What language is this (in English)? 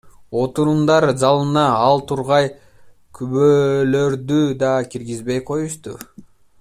Kyrgyz